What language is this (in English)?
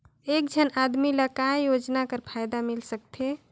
Chhattisgarhi